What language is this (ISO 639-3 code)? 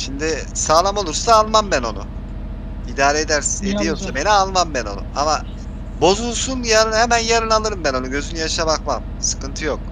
tur